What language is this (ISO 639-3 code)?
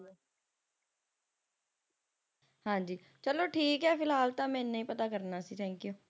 pan